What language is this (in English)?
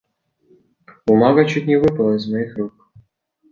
Russian